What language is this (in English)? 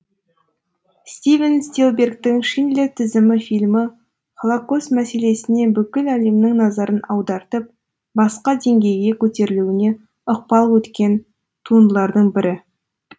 Kazakh